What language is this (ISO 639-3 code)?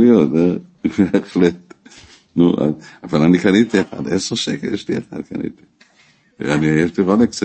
heb